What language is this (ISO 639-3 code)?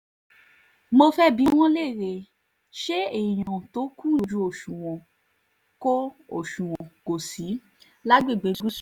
yor